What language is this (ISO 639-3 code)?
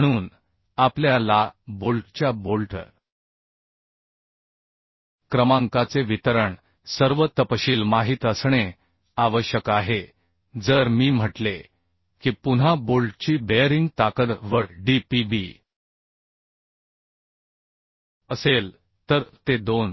mar